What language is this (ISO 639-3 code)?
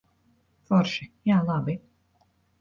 lav